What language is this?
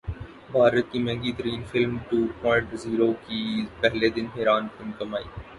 Urdu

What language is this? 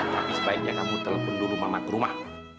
Indonesian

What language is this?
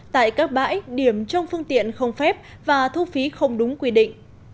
Vietnamese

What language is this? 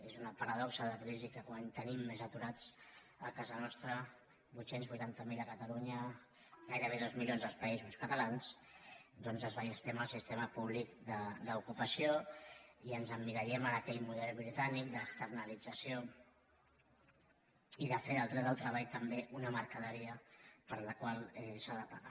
Catalan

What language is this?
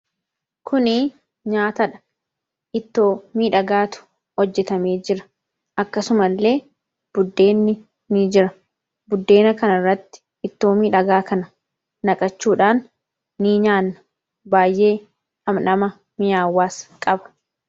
Oromo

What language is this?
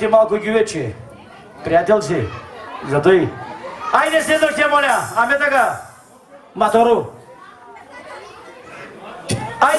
Turkish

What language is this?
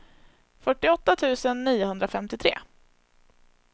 Swedish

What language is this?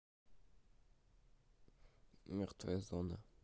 Russian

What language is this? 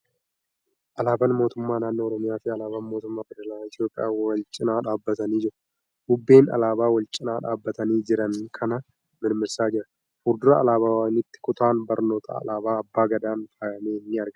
Oromo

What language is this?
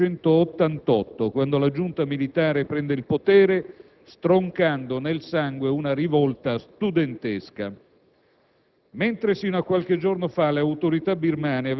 Italian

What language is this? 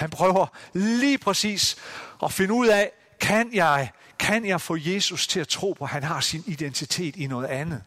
Danish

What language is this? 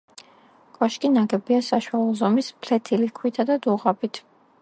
Georgian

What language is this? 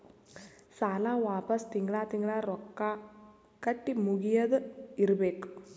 Kannada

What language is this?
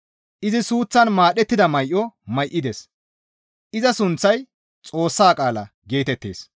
Gamo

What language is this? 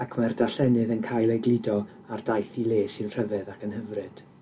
Welsh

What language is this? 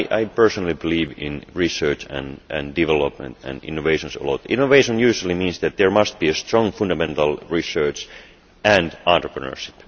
English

